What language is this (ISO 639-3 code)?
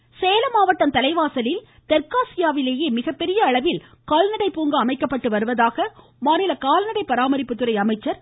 tam